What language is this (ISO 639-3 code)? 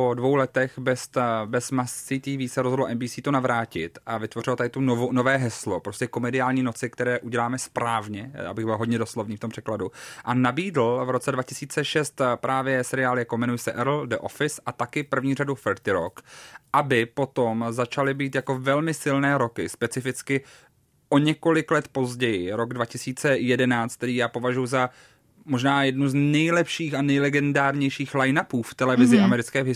ces